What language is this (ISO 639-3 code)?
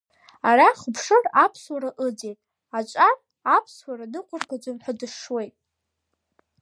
abk